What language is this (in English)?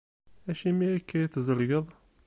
Kabyle